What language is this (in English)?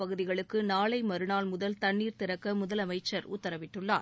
Tamil